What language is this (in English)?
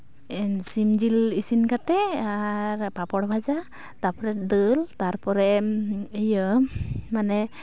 Santali